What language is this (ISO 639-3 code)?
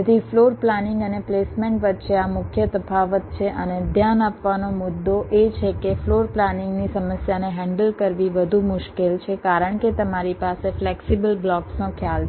guj